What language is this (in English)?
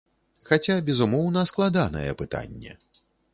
Belarusian